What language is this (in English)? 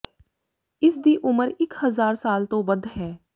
Punjabi